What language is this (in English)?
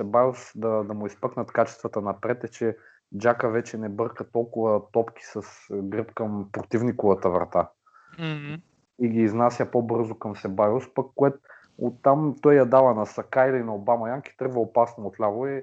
Bulgarian